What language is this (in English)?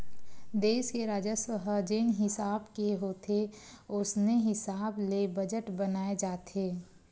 Chhattisgarhi